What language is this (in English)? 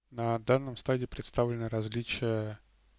Russian